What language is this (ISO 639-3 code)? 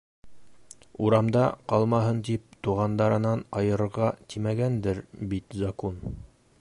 bak